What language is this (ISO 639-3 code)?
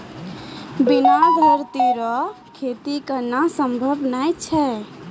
mai